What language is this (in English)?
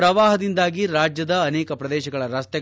Kannada